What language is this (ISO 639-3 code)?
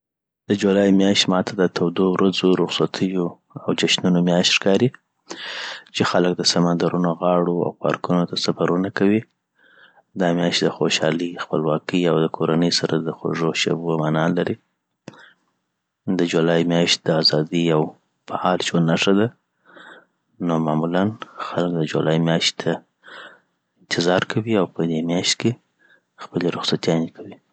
pbt